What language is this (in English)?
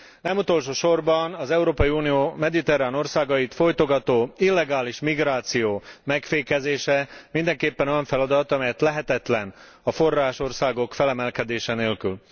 Hungarian